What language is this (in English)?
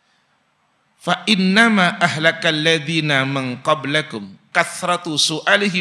Indonesian